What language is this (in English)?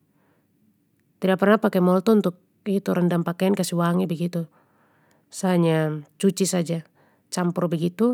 Papuan Malay